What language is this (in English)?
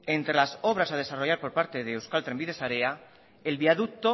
Spanish